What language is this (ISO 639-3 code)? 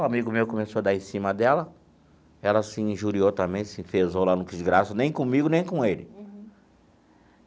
por